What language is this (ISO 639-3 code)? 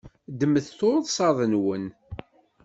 kab